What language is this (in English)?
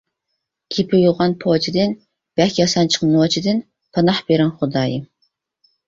Uyghur